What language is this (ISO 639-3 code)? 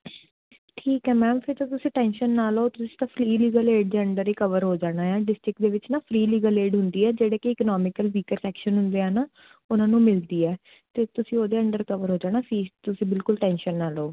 pan